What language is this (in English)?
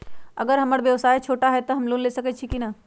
Magahi